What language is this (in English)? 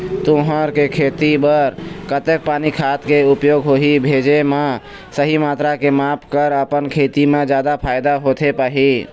Chhattisgarhi